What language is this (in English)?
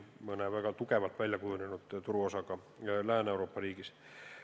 Estonian